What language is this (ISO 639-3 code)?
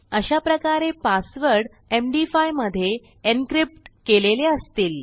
mar